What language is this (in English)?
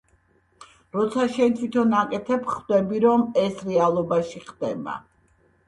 Georgian